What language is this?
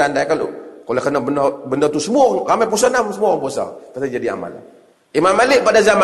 Malay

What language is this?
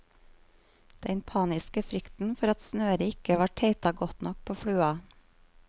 Norwegian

